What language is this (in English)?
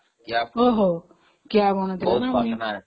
Odia